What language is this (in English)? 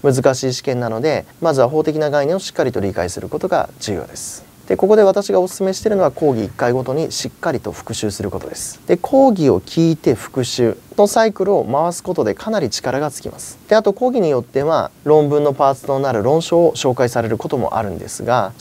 Japanese